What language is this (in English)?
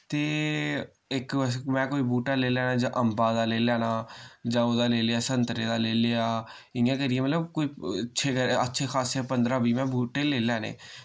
Dogri